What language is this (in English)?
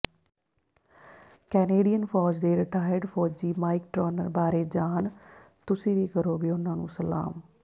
Punjabi